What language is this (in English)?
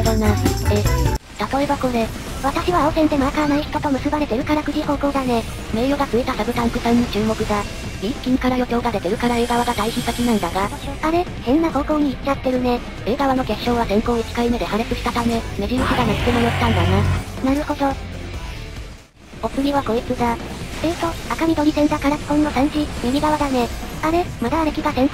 Japanese